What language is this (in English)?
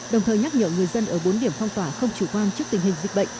Vietnamese